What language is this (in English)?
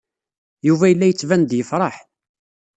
Kabyle